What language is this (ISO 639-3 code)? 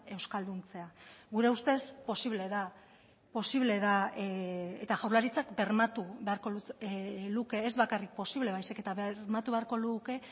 eus